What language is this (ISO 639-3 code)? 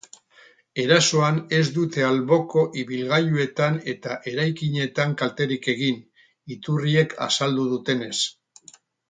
eus